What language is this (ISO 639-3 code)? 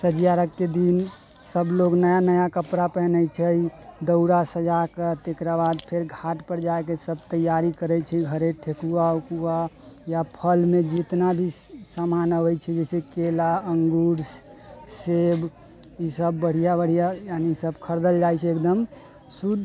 mai